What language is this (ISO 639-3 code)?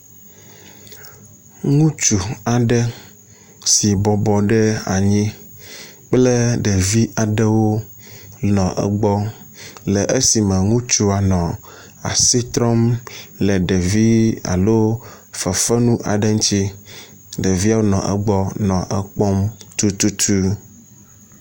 ewe